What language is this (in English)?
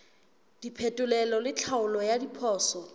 Southern Sotho